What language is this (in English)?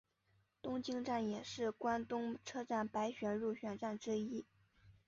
Chinese